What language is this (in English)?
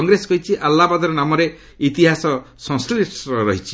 Odia